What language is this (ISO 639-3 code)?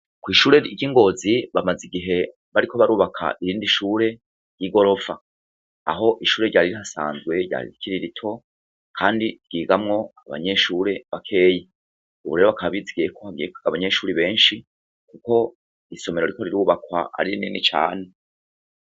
run